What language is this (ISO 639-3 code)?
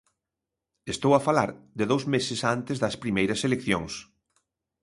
glg